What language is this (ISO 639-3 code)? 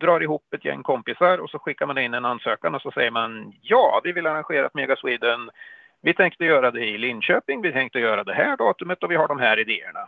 swe